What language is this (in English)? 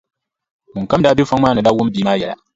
Dagbani